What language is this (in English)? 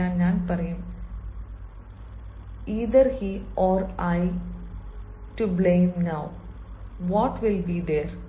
Malayalam